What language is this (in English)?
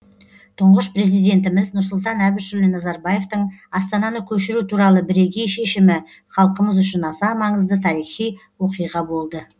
Kazakh